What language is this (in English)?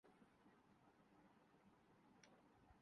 Urdu